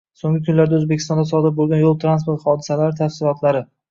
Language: Uzbek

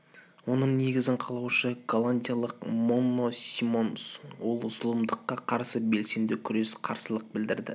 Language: Kazakh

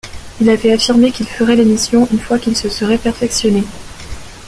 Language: French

